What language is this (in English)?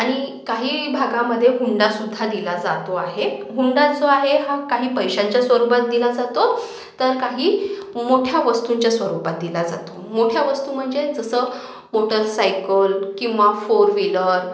Marathi